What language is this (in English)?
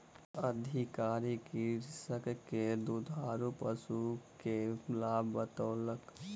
Maithili